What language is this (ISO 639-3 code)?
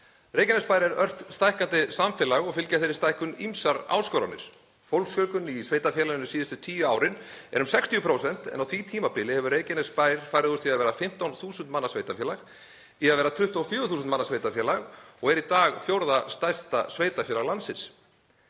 isl